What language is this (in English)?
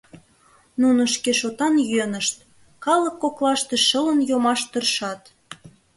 Mari